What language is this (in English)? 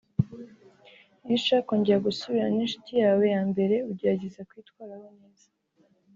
Kinyarwanda